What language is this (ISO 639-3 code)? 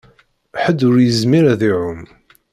kab